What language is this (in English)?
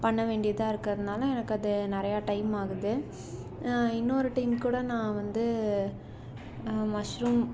Tamil